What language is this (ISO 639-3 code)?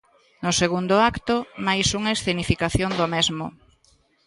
glg